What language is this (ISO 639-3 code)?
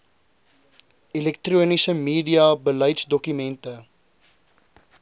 afr